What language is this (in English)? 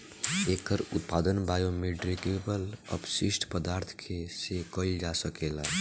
Bhojpuri